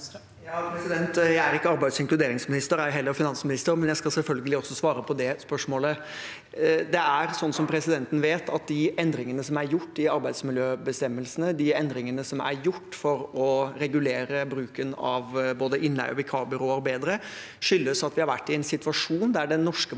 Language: Norwegian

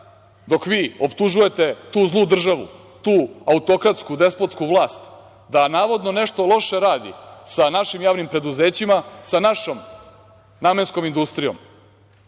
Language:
Serbian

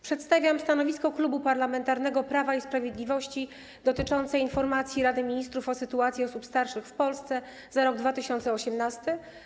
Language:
Polish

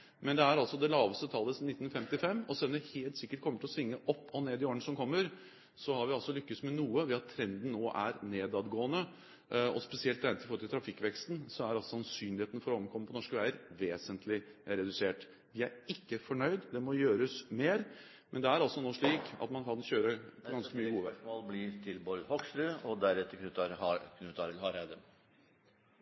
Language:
Norwegian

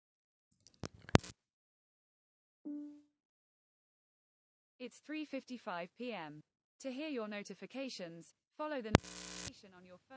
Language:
Kannada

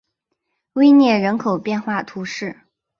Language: Chinese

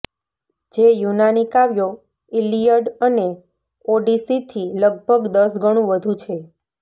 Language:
Gujarati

